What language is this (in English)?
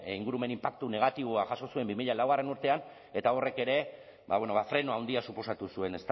Basque